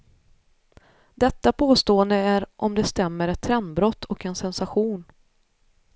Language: Swedish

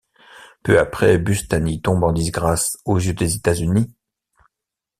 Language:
French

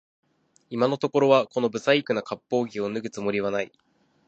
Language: Japanese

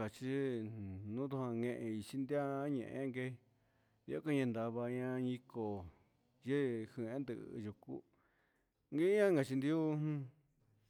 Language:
Huitepec Mixtec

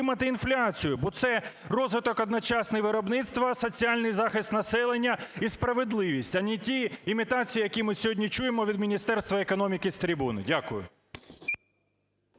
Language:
Ukrainian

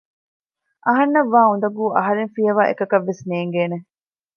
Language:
Divehi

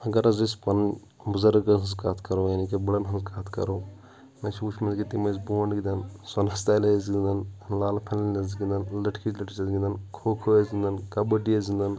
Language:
Kashmiri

